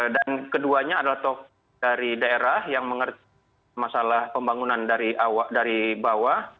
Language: Indonesian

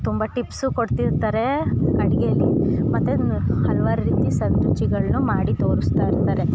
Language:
Kannada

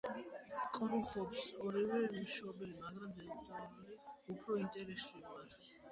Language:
Georgian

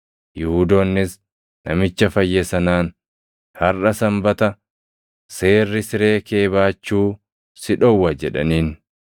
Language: Oromo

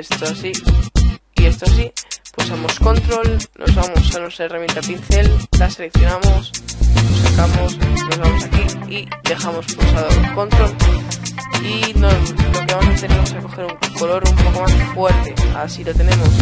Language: Spanish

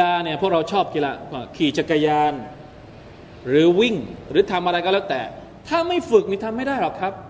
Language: Thai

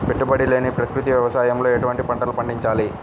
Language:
Telugu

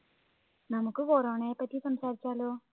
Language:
Malayalam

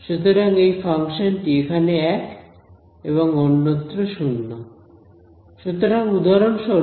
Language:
Bangla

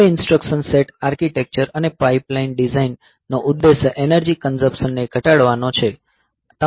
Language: Gujarati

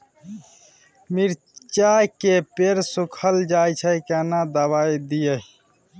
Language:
Maithili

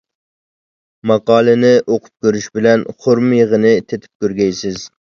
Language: Uyghur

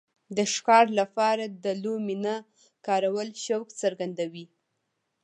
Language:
Pashto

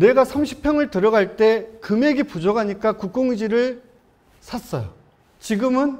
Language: Korean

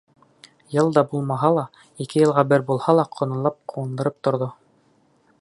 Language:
Bashkir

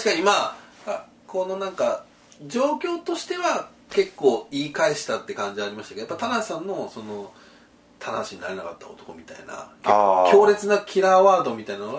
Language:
Japanese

